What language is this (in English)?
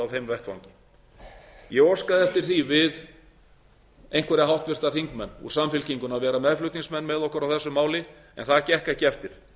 Icelandic